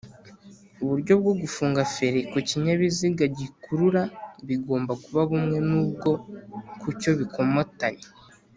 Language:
Kinyarwanda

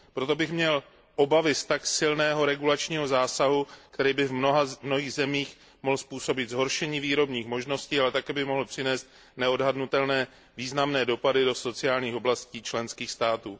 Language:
Czech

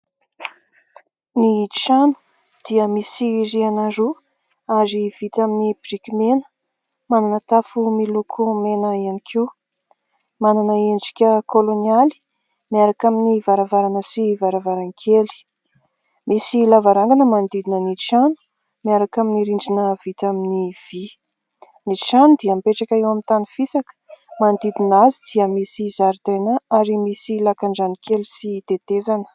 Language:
Malagasy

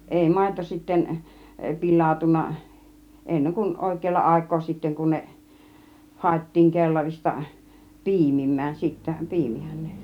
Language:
Finnish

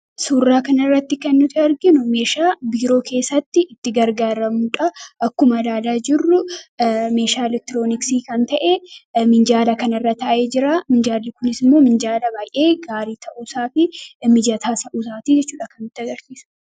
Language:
Oromo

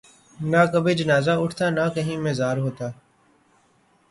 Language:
Urdu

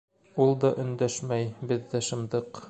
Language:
Bashkir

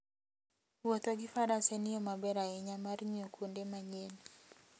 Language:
Luo (Kenya and Tanzania)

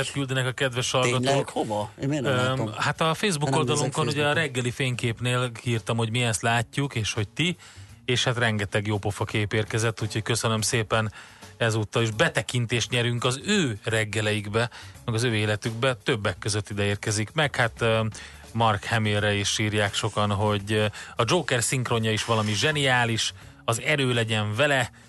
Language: Hungarian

